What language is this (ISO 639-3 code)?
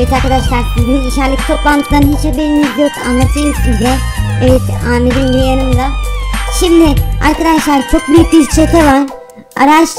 tur